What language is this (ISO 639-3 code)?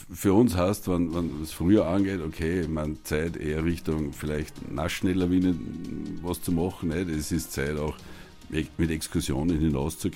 deu